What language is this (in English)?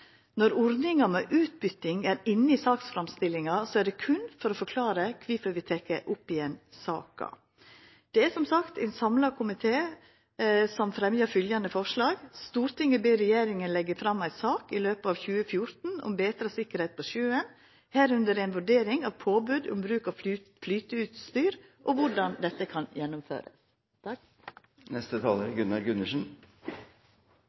Norwegian Nynorsk